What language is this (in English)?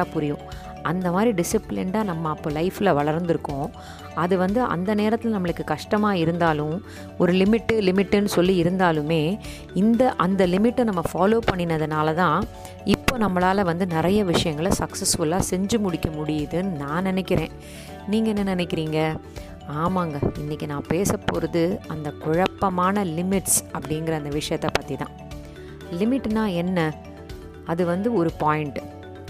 Tamil